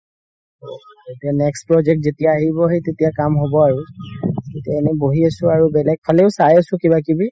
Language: Assamese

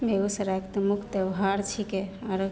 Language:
Maithili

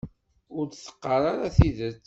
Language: Kabyle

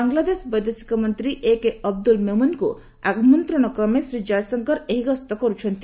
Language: Odia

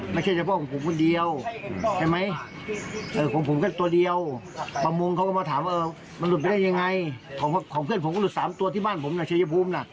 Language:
Thai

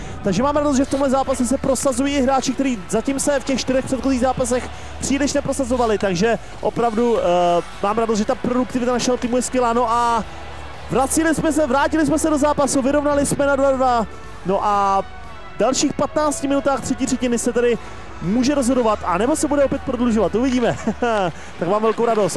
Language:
Czech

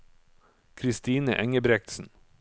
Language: Norwegian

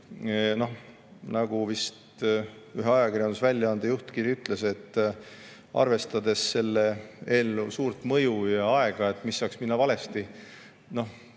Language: Estonian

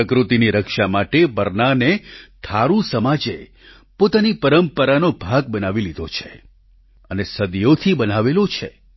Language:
Gujarati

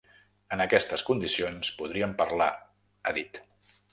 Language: Catalan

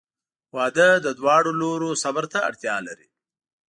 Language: Pashto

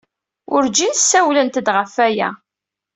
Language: Kabyle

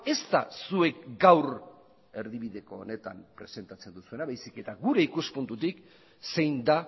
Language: Basque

